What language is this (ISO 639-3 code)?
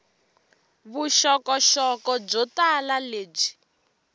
tso